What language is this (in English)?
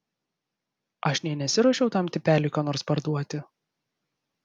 Lithuanian